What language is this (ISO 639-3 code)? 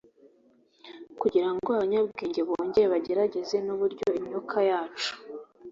kin